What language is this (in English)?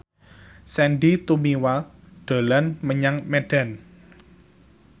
Javanese